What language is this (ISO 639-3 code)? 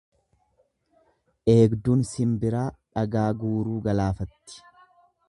orm